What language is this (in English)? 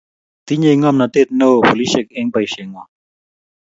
Kalenjin